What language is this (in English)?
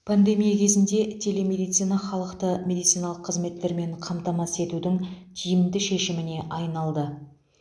Kazakh